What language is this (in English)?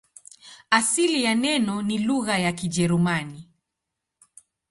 Swahili